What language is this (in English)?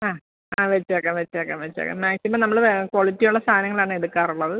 Malayalam